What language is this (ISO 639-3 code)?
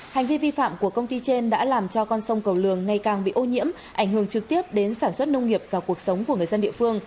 vie